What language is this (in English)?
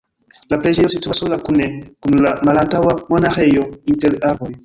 Esperanto